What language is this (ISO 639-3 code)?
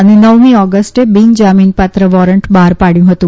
guj